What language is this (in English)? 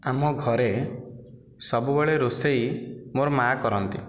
Odia